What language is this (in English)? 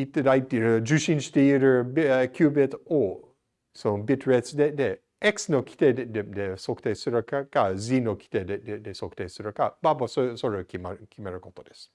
Japanese